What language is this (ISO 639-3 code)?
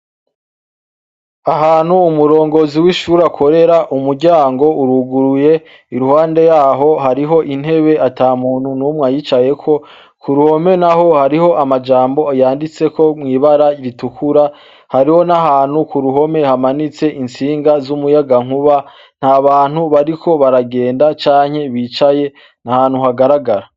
run